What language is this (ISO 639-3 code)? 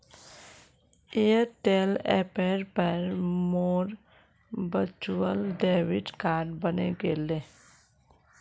mag